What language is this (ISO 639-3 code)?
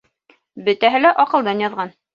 bak